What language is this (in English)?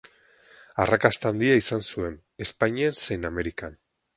Basque